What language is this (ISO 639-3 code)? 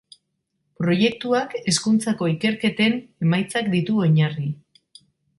eus